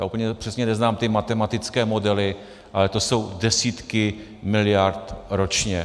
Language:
Czech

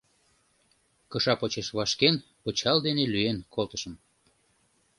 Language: Mari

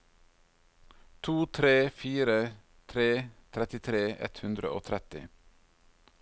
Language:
Norwegian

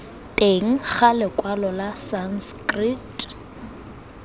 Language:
Tswana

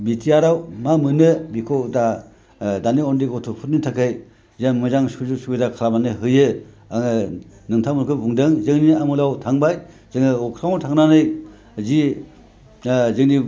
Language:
Bodo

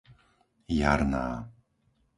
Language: Slovak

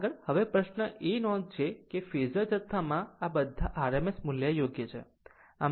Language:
Gujarati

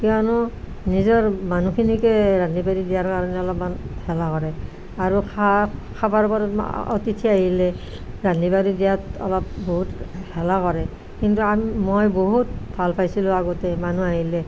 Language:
Assamese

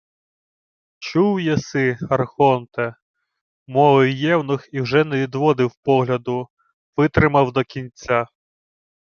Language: Ukrainian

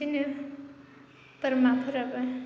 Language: Bodo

